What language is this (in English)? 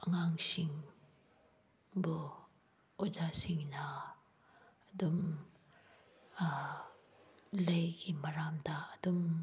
Manipuri